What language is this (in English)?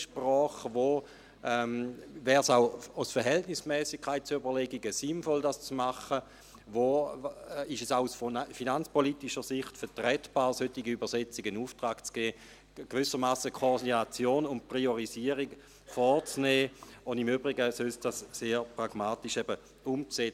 Swiss German